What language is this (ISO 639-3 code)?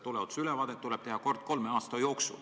est